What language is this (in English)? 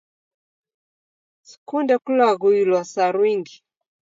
Taita